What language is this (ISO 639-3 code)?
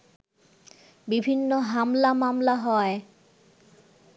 ben